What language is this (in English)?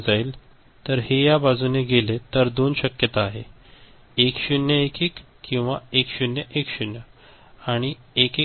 Marathi